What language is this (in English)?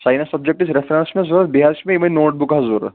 Kashmiri